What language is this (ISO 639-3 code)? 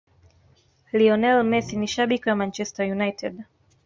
swa